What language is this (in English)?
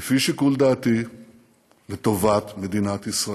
Hebrew